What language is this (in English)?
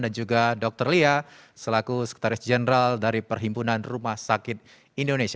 Indonesian